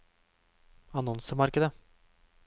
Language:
Norwegian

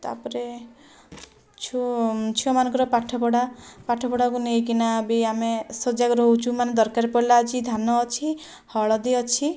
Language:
Odia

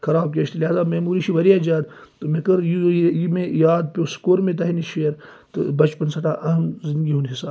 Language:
Kashmiri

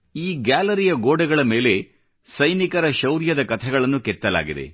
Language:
Kannada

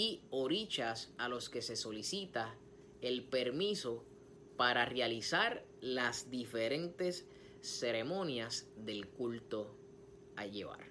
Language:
Spanish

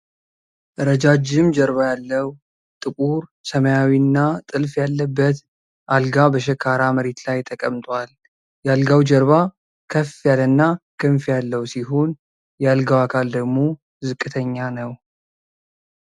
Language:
Amharic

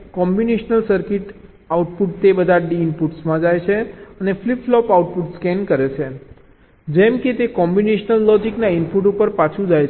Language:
Gujarati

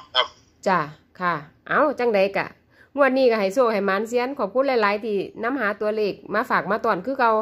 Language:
Thai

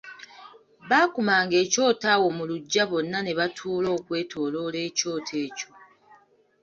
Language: Ganda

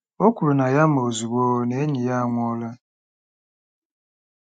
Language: Igbo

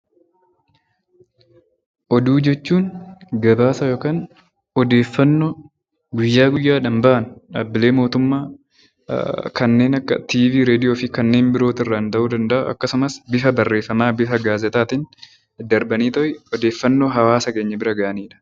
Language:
Oromo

